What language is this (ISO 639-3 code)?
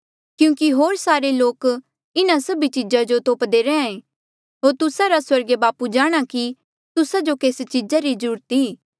mjl